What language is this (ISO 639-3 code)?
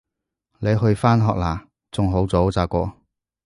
yue